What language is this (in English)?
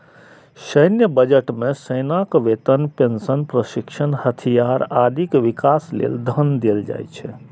Maithili